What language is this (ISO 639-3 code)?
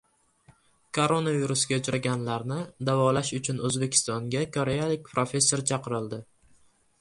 uzb